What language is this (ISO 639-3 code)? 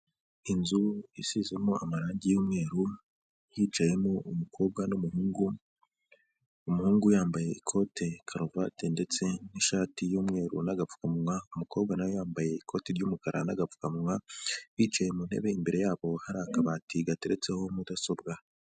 kin